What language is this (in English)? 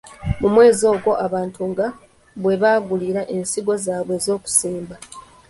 Ganda